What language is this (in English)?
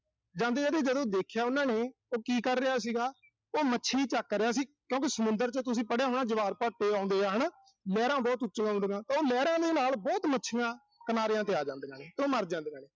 Punjabi